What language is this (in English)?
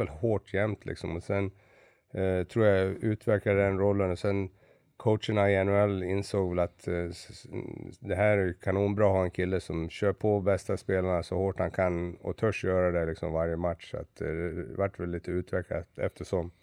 Swedish